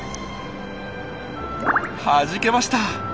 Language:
Japanese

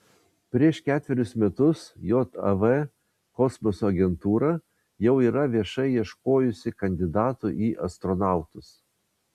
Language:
Lithuanian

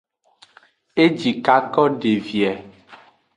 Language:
Aja (Benin)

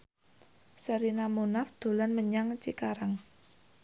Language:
Javanese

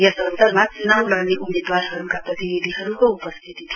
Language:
Nepali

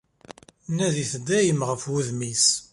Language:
Kabyle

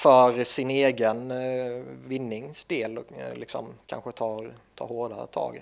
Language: Swedish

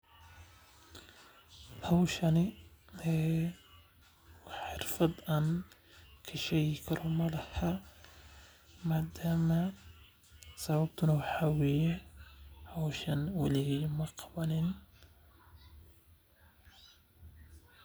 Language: Somali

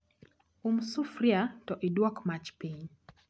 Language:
Luo (Kenya and Tanzania)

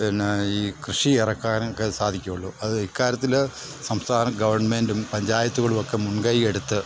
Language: Malayalam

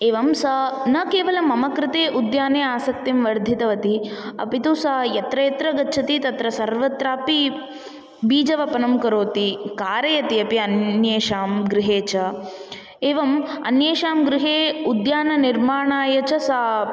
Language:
Sanskrit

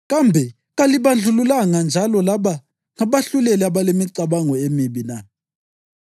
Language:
North Ndebele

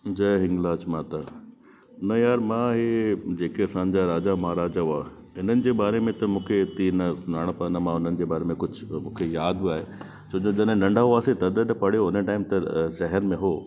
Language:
Sindhi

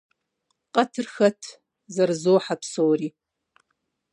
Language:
Kabardian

